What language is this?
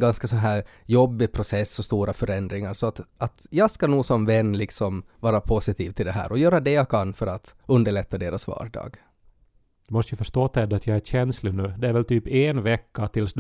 Swedish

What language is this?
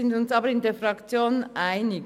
Swiss German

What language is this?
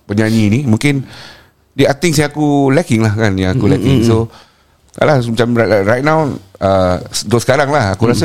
Malay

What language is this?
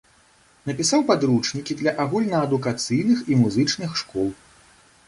Belarusian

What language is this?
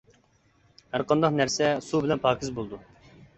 Uyghur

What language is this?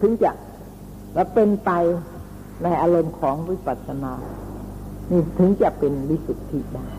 Thai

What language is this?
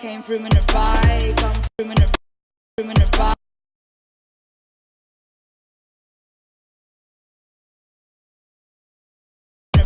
English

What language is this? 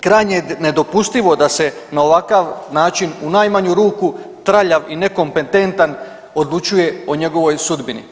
Croatian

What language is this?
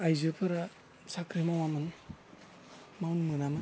Bodo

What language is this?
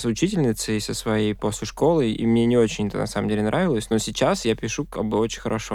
Russian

